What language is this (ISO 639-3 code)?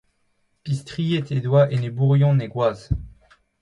bre